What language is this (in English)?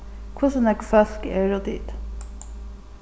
Faroese